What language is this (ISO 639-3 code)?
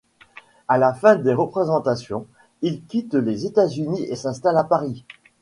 fra